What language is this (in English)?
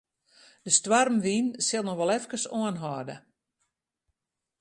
Western Frisian